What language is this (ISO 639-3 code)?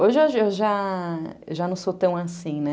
por